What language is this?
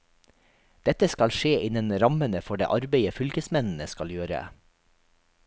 Norwegian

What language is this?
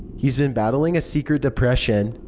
English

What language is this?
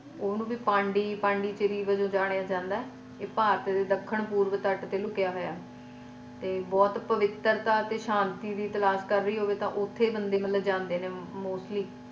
Punjabi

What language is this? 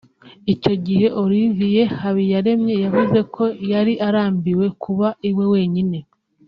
Kinyarwanda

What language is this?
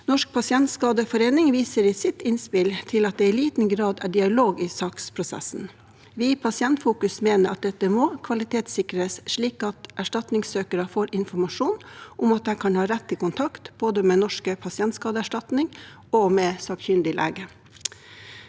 Norwegian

